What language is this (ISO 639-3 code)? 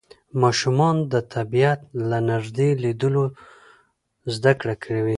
pus